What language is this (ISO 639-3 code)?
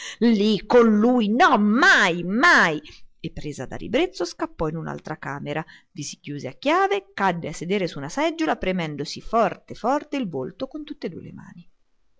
ita